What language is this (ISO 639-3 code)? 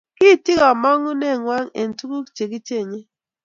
kln